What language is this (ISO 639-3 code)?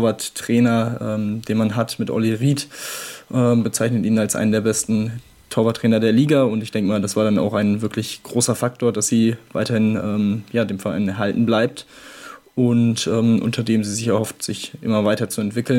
deu